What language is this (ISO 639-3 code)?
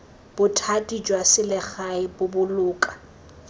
tsn